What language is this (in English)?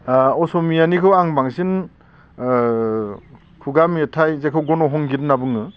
Bodo